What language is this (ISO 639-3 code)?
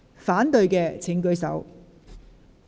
yue